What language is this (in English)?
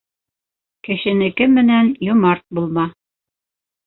Bashkir